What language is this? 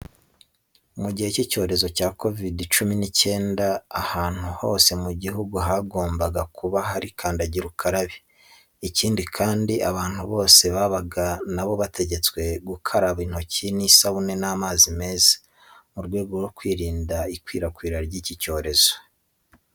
Kinyarwanda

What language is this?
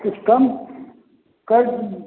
Maithili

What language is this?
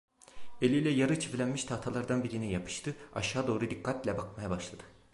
Turkish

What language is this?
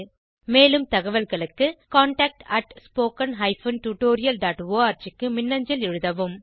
Tamil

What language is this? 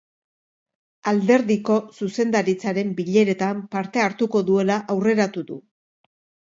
Basque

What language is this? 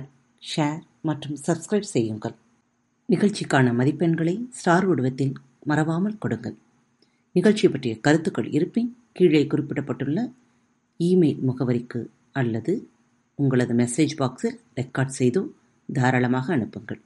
Tamil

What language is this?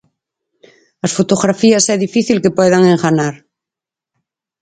Galician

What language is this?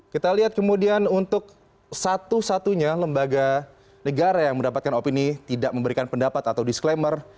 Indonesian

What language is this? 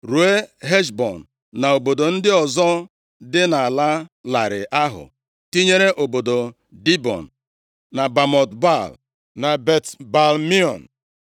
Igbo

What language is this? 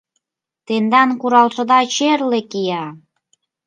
Mari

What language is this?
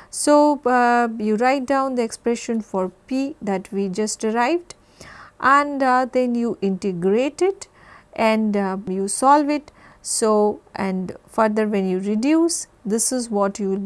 English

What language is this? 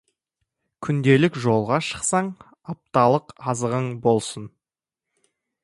Kazakh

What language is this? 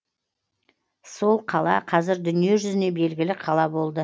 Kazakh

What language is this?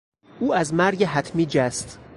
Persian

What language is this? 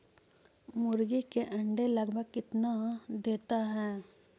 Magahi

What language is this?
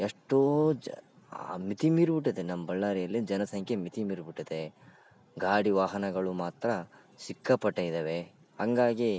Kannada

